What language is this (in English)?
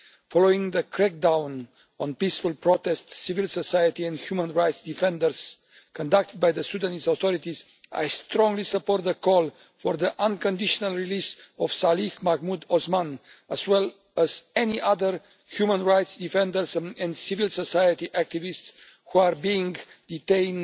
English